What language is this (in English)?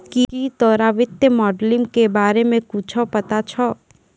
Maithili